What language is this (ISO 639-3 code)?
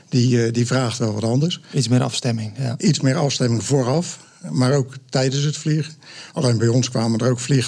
nld